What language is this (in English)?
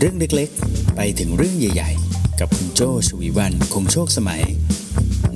Thai